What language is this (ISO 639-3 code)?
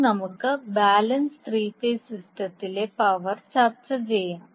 mal